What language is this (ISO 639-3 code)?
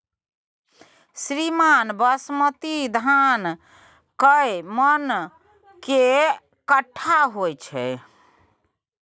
mai